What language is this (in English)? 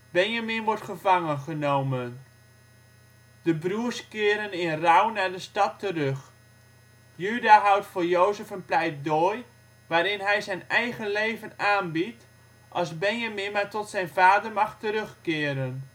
Dutch